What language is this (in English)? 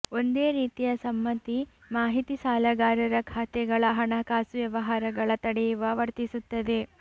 Kannada